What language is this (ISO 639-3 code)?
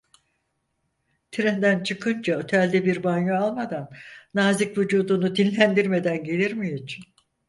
tur